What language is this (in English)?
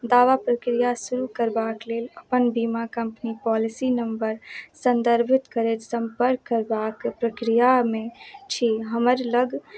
Maithili